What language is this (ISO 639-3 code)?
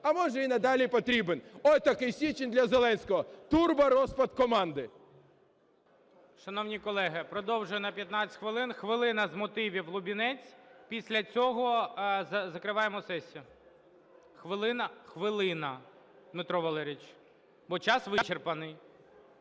ukr